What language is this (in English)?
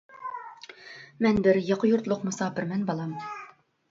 Uyghur